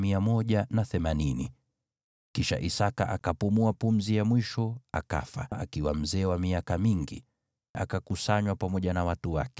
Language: Swahili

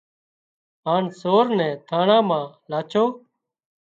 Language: Wadiyara Koli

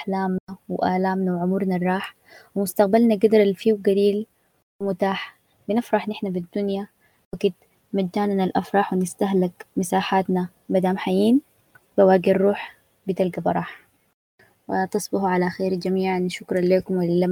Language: Arabic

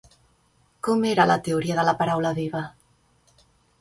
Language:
Catalan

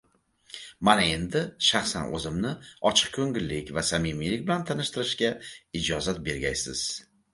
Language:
Uzbek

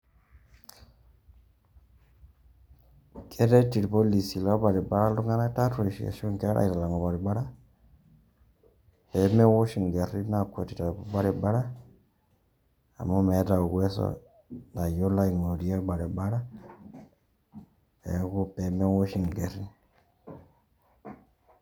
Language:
Masai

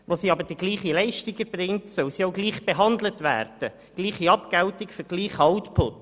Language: Swiss German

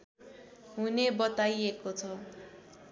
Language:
Nepali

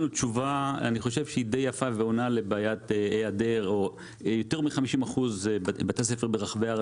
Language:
Hebrew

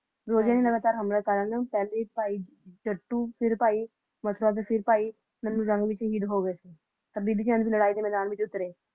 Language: Punjabi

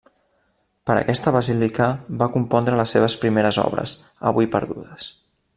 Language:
Catalan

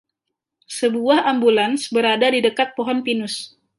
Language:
Indonesian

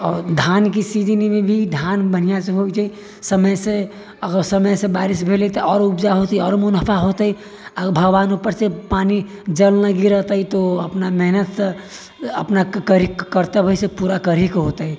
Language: Maithili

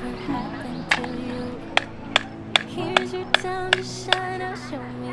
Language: Japanese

